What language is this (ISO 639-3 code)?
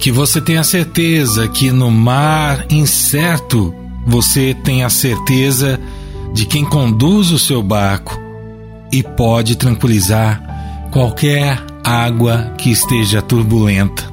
por